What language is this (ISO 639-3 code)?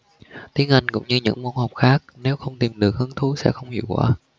vie